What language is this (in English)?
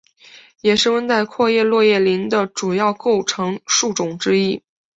Chinese